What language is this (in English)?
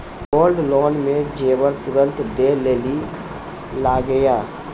Maithili